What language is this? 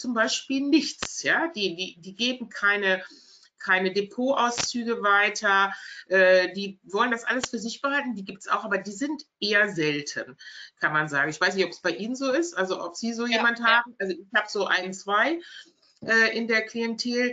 German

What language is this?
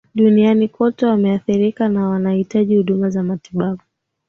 Swahili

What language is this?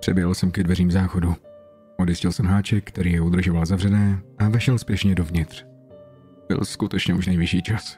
Czech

